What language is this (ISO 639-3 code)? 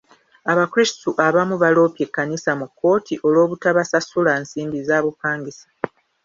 lug